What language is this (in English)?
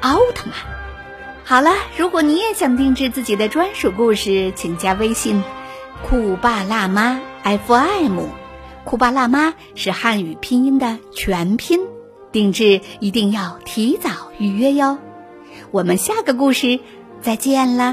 Chinese